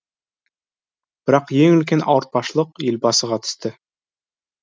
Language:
Kazakh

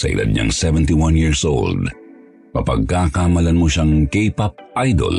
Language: Filipino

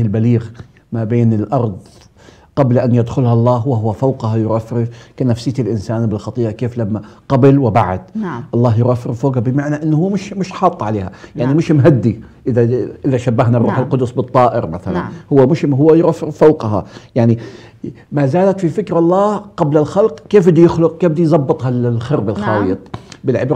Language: Arabic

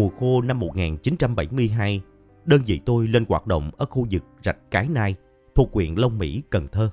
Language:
Vietnamese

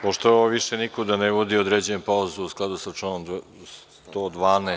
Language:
Serbian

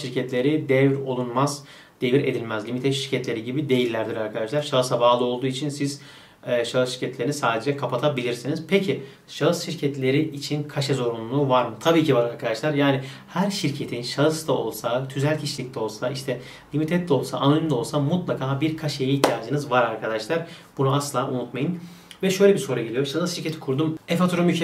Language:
Turkish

